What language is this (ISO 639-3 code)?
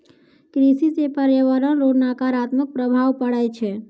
mai